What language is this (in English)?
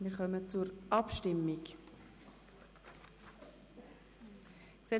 Swiss German